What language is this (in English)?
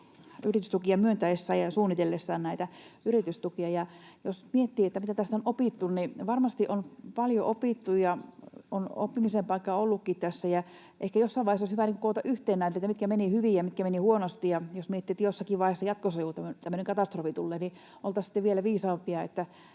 Finnish